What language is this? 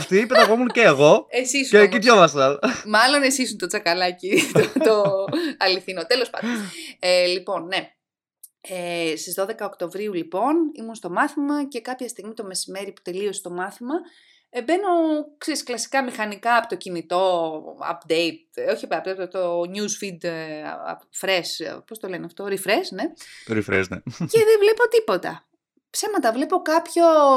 Greek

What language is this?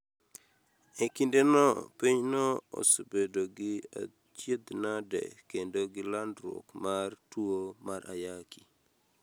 Luo (Kenya and Tanzania)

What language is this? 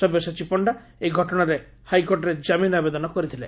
Odia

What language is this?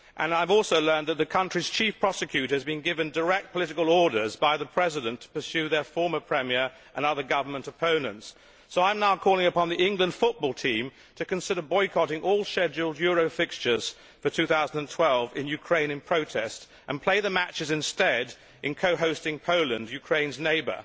English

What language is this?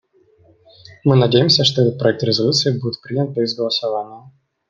Russian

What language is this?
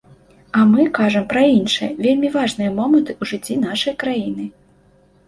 Belarusian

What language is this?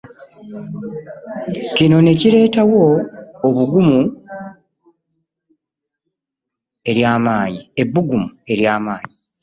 Ganda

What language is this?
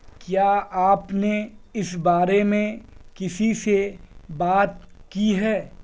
Urdu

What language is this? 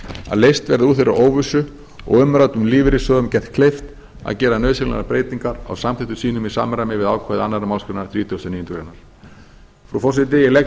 Icelandic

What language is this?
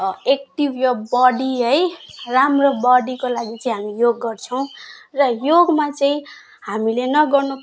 Nepali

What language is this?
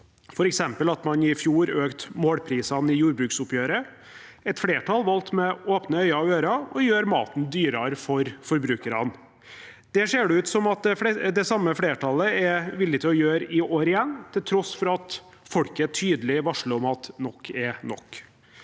Norwegian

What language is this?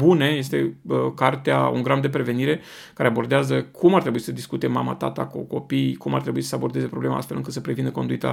Romanian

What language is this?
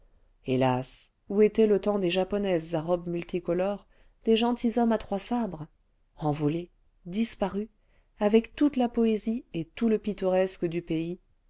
French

